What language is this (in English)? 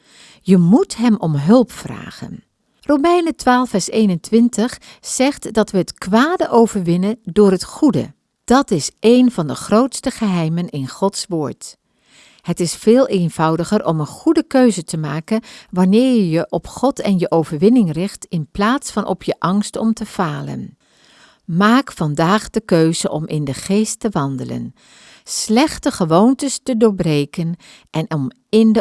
Dutch